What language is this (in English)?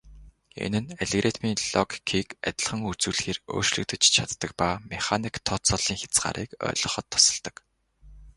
Mongolian